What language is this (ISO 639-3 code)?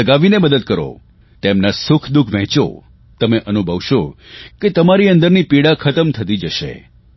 guj